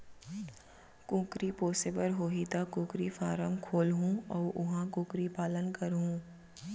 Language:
Chhattisgarhi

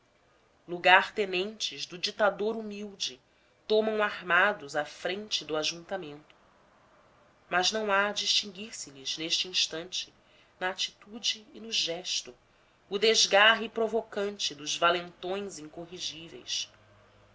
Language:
Portuguese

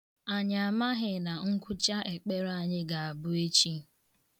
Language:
Igbo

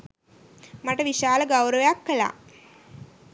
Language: Sinhala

